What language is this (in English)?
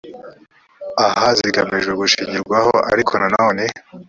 Kinyarwanda